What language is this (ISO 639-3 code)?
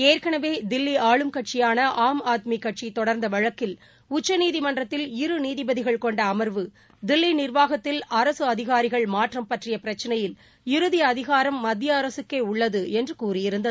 tam